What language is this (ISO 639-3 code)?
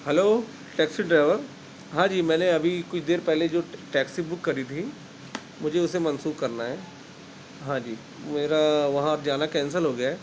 urd